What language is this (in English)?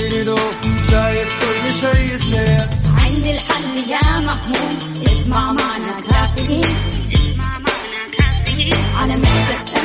Arabic